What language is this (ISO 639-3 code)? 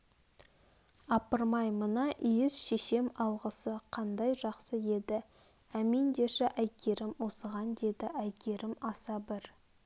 kaz